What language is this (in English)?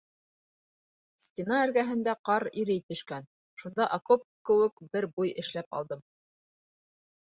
Bashkir